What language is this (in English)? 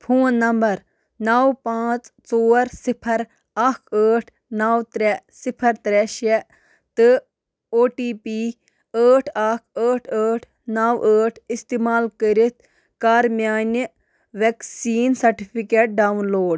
Kashmiri